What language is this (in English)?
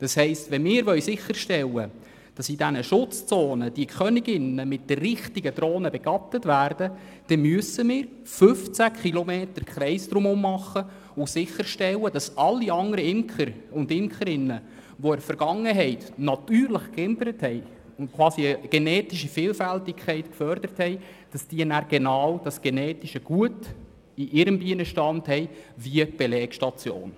Swiss German